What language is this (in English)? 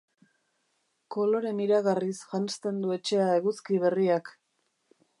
Basque